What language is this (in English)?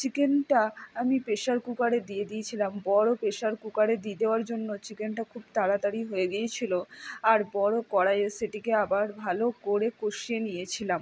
Bangla